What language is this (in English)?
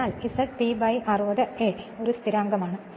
Malayalam